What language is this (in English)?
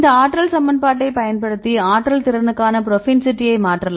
Tamil